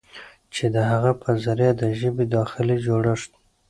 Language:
Pashto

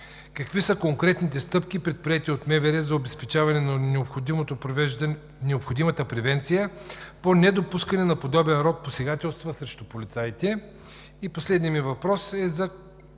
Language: Bulgarian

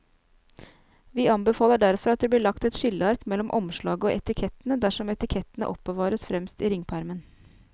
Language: Norwegian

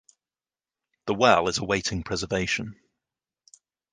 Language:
English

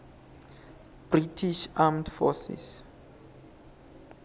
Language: Swati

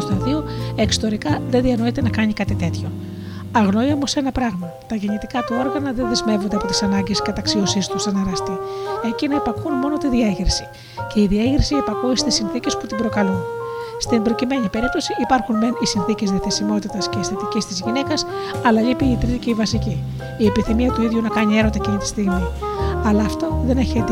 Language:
Greek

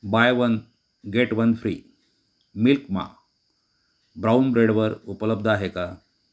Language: Marathi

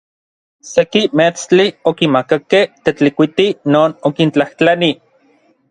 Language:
Orizaba Nahuatl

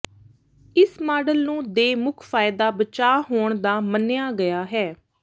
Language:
Punjabi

